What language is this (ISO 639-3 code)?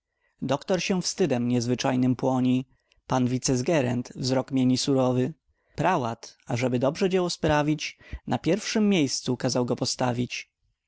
pol